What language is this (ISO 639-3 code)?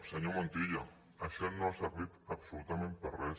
cat